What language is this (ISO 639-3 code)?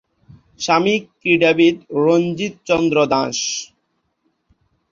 ben